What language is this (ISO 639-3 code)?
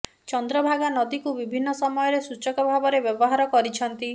ori